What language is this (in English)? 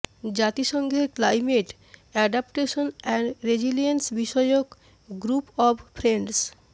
Bangla